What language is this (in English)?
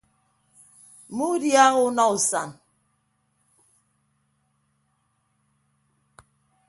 Ibibio